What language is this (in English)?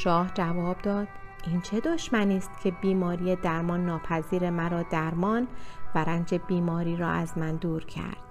Persian